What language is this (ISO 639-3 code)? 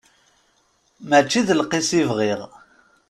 kab